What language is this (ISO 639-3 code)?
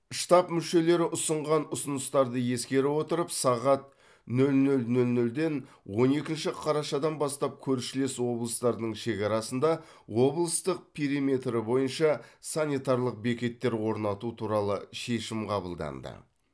kaz